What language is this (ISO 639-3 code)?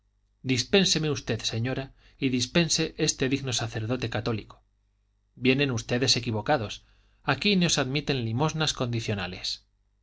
spa